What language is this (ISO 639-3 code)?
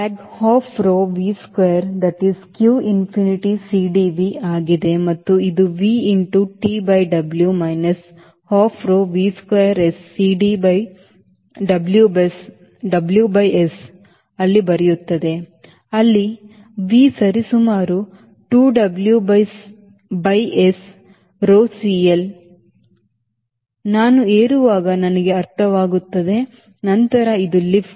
kan